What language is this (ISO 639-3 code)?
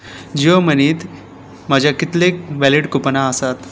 kok